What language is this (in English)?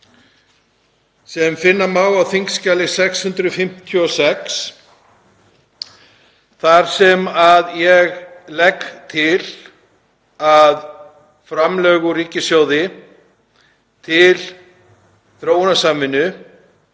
Icelandic